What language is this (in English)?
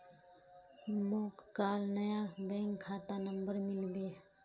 Magahi